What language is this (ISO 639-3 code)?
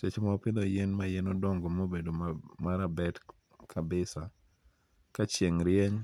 luo